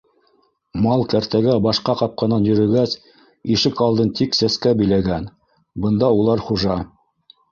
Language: Bashkir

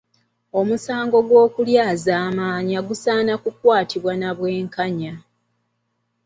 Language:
Ganda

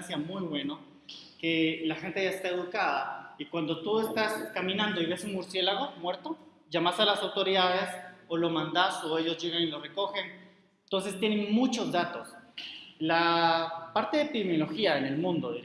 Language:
Spanish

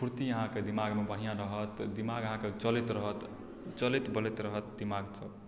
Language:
Maithili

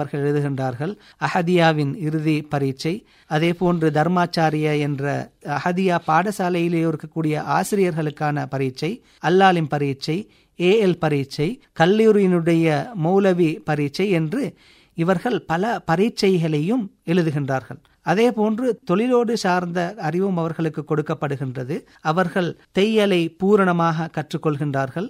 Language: Tamil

